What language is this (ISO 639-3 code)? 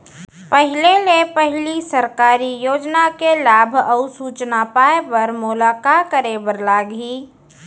hne